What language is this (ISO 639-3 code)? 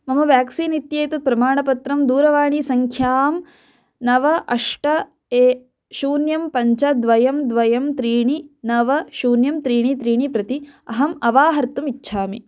san